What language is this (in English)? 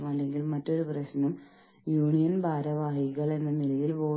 Malayalam